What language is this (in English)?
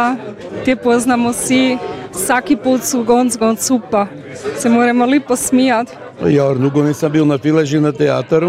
Croatian